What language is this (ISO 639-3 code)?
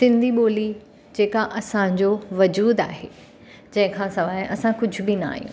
snd